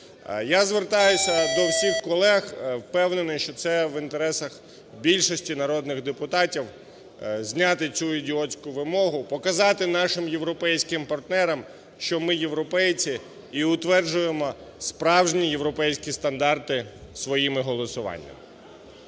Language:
Ukrainian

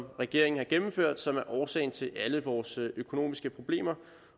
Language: Danish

